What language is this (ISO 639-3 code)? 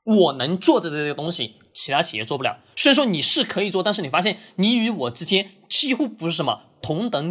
zho